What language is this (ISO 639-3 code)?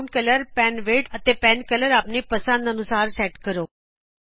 pan